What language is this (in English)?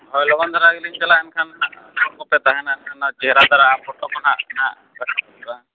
Santali